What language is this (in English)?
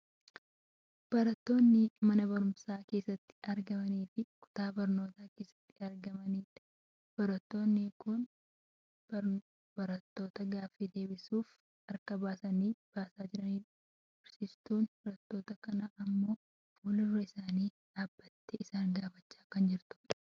Oromo